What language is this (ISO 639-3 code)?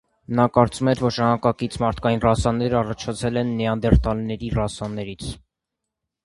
hye